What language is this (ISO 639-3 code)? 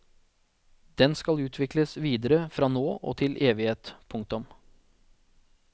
nor